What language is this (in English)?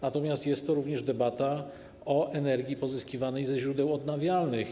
Polish